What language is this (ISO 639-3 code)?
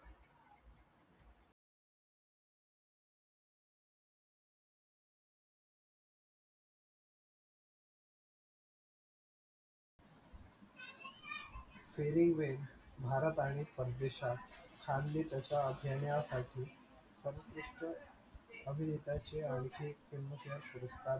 mar